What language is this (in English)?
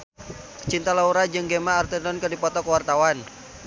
Sundanese